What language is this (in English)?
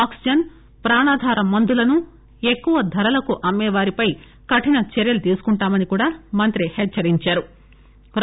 Telugu